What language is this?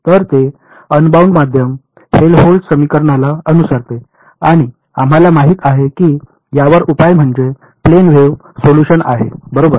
Marathi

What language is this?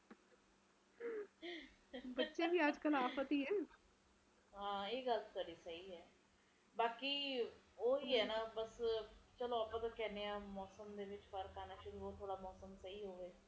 Punjabi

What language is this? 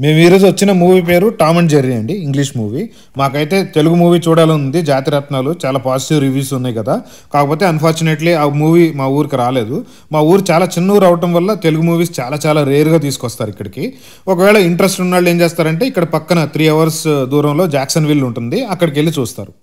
Hindi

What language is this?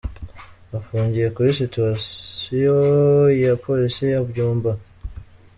Kinyarwanda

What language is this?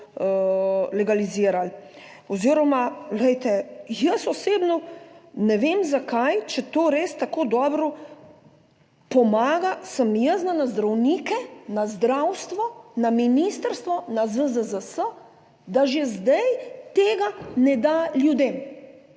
Slovenian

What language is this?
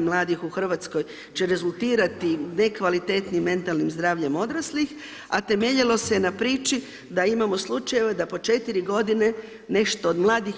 Croatian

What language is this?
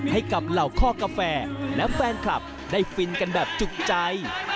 Thai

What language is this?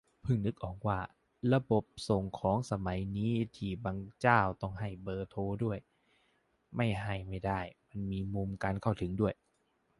Thai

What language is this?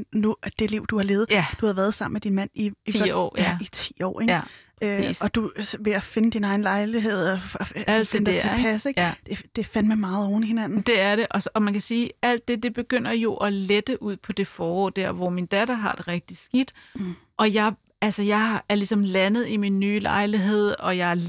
Danish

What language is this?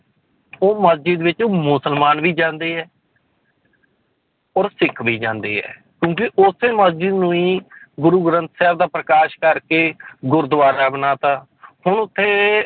Punjabi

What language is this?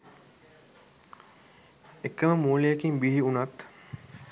Sinhala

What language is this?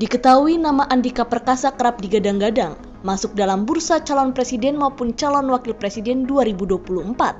Indonesian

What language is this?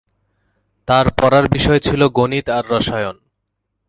Bangla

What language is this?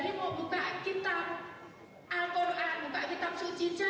Indonesian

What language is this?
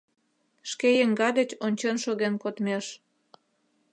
Mari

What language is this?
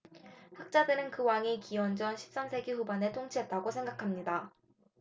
Korean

